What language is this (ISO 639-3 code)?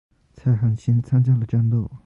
zho